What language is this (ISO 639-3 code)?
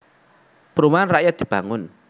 jav